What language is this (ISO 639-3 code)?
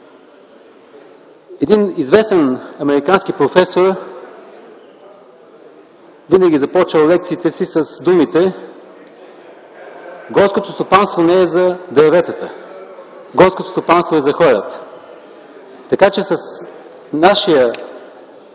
bul